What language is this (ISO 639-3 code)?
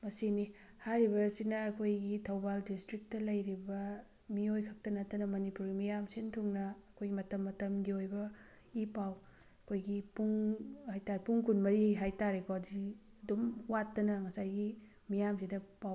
mni